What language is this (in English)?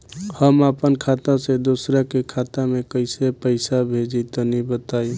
Bhojpuri